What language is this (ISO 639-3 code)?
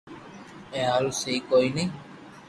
lrk